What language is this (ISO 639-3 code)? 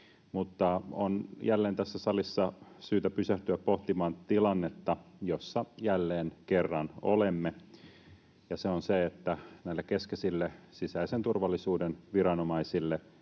fin